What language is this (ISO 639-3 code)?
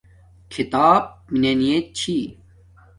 dmk